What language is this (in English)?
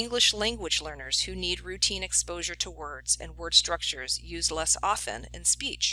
English